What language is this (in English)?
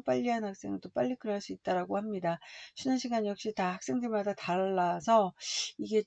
Korean